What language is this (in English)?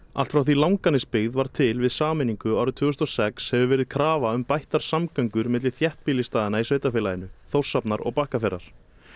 Icelandic